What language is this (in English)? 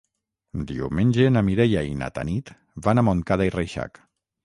Catalan